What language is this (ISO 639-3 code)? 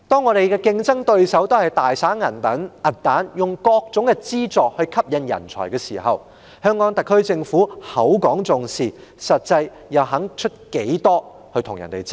yue